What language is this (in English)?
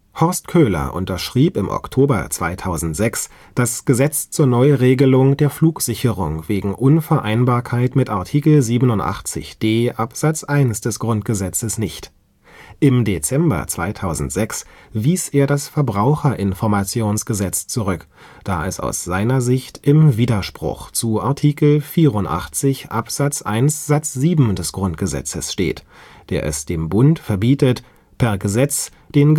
German